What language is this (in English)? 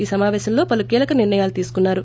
Telugu